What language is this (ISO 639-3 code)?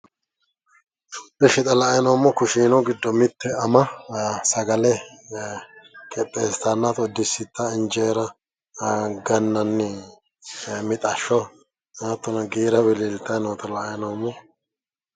sid